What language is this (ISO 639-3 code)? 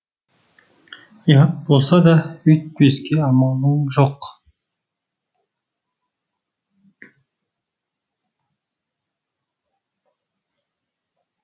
kaz